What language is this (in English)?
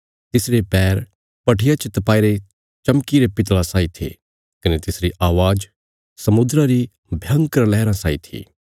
Bilaspuri